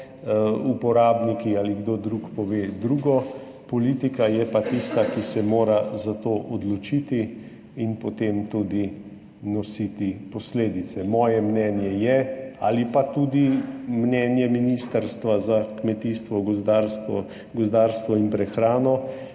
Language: Slovenian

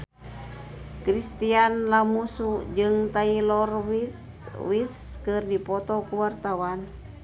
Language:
Sundanese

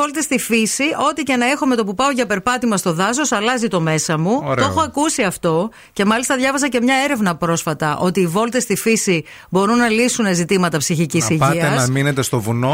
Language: Greek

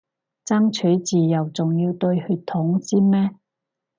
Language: Cantonese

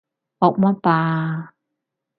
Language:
Cantonese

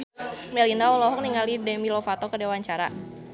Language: Sundanese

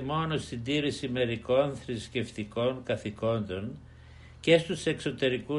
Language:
Greek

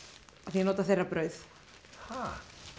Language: Icelandic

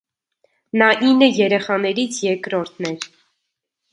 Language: Armenian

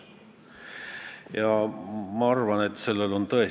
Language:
Estonian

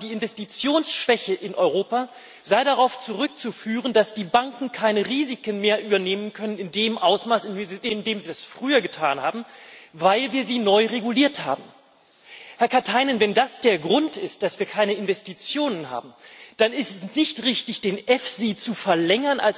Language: German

